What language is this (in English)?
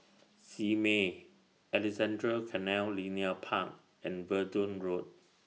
English